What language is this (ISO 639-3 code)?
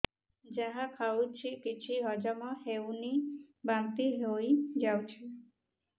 ori